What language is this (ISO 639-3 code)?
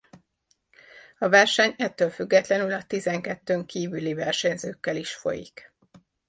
hun